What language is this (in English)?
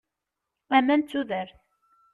Kabyle